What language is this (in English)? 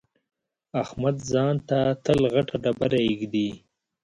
Pashto